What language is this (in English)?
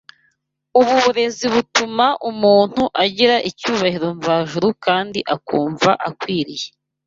Kinyarwanda